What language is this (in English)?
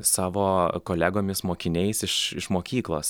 Lithuanian